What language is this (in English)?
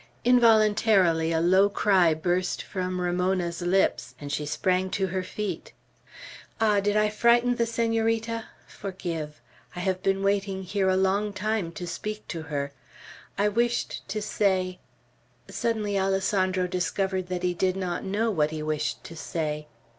English